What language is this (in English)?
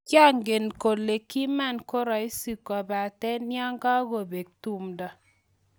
Kalenjin